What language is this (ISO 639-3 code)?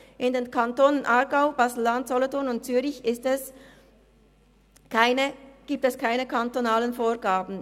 gsw